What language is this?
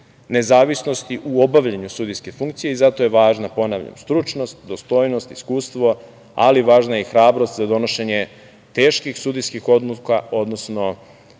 Serbian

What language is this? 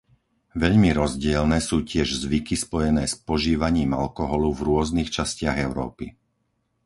Slovak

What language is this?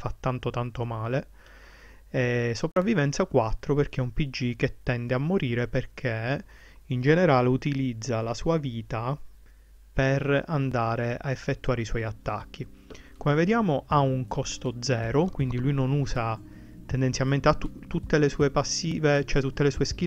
Italian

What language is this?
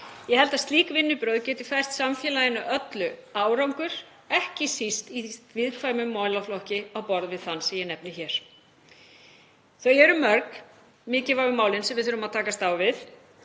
Icelandic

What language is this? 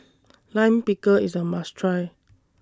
English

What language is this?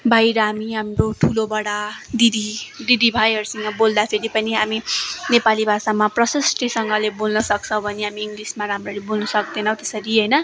Nepali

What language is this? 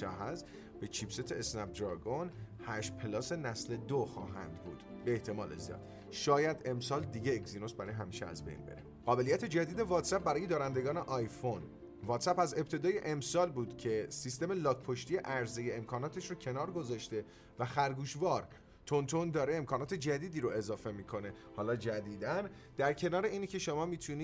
Persian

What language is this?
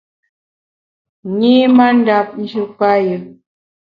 Bamun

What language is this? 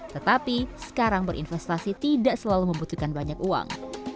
Indonesian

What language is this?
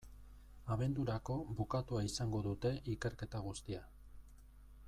Basque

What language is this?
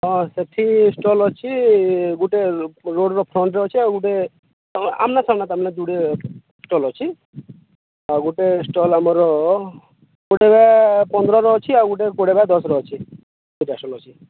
Odia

